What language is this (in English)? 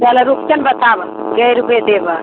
Maithili